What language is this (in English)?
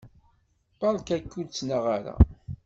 Kabyle